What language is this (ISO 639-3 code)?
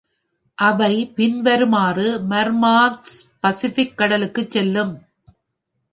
tam